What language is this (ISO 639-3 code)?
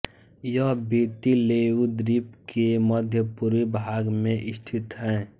hin